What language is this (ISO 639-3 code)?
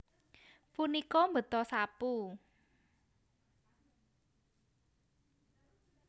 jav